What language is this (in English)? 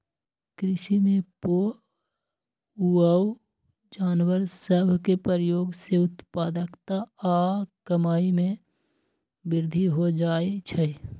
Magahi